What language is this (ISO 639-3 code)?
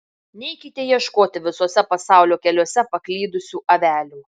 lit